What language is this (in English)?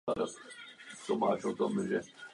Czech